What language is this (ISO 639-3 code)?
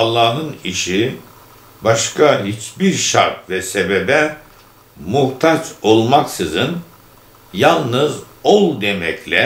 tur